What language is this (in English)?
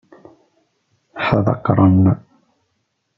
Kabyle